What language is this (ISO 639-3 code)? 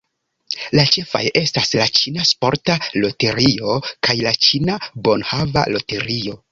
epo